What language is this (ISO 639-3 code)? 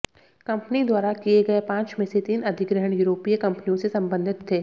hin